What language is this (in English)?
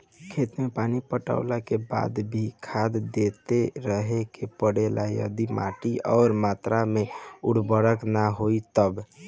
Bhojpuri